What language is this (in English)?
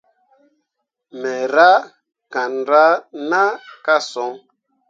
Mundang